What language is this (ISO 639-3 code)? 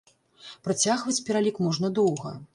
bel